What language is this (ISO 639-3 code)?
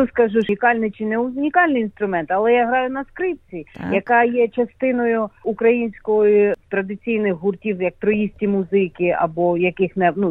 ukr